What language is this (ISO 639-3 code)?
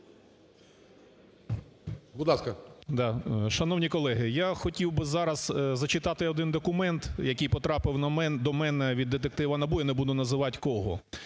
ukr